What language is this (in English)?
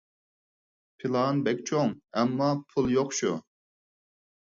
Uyghur